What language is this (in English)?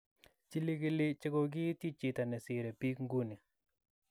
Kalenjin